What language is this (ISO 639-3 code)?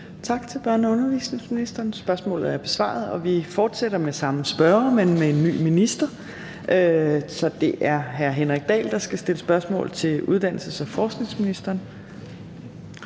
dan